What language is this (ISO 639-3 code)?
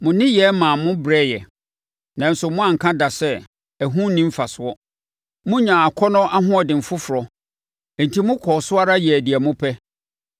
aka